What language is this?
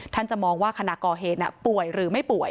Thai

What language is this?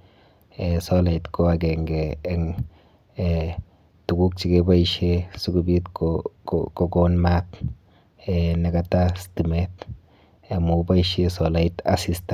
Kalenjin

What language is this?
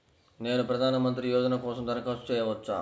Telugu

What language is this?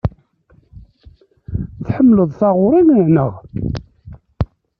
Kabyle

